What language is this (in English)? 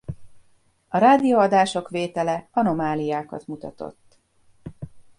Hungarian